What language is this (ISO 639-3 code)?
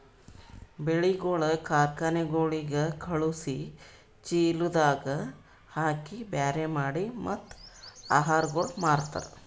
kan